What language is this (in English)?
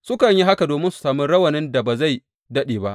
Hausa